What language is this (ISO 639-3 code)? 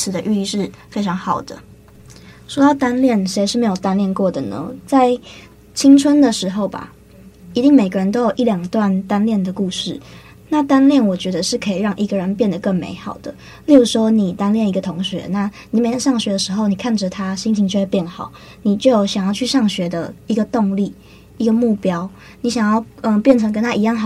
zho